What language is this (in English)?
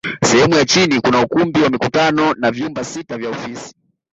Swahili